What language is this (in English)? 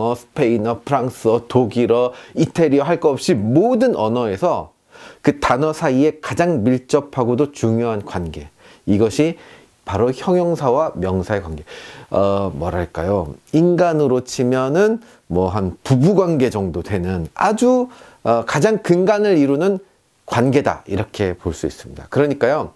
Korean